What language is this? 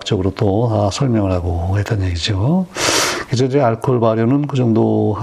Korean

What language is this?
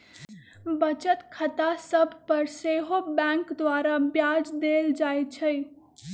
Magahi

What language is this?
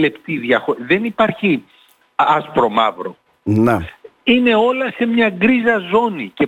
Greek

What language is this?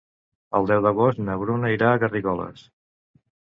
Catalan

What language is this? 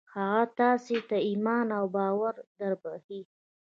Pashto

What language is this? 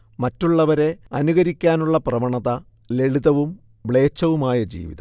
Malayalam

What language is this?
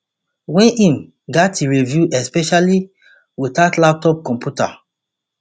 Nigerian Pidgin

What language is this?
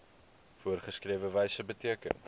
Afrikaans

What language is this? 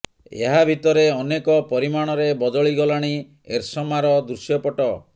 Odia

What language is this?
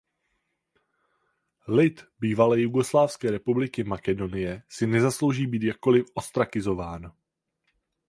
Czech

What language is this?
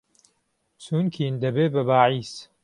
Central Kurdish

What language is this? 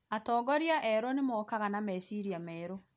Kikuyu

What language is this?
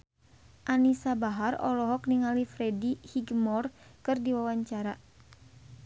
Sundanese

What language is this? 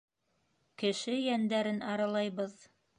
Bashkir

